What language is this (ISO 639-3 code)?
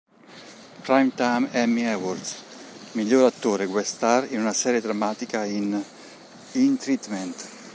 ita